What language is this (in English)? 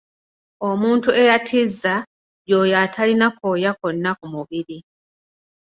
Ganda